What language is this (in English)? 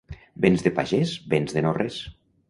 Catalan